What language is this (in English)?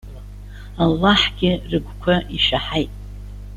Abkhazian